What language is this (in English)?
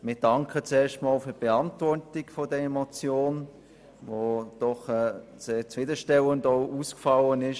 Swiss German